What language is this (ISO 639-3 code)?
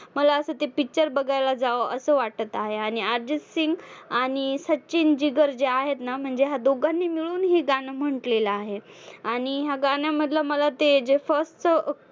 mar